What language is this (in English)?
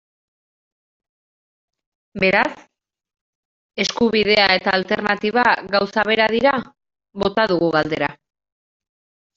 Basque